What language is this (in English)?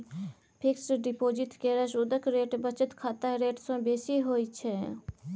Maithili